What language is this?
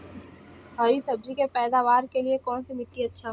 Bhojpuri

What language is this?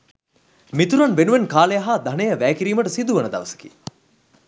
Sinhala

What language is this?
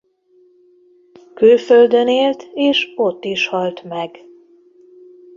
Hungarian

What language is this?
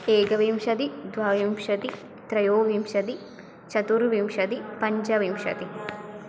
Sanskrit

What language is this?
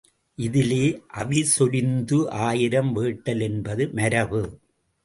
Tamil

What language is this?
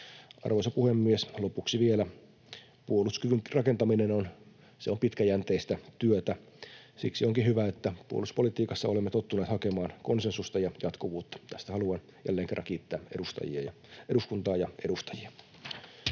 Finnish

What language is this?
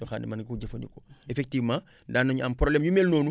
Wolof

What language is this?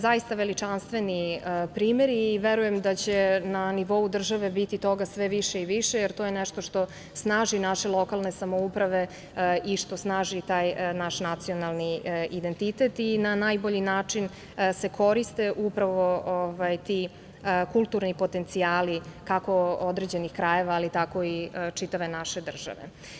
Serbian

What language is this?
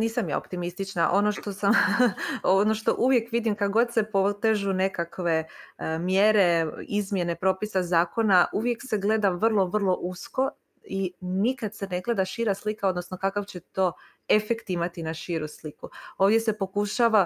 Croatian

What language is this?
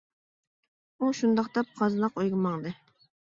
Uyghur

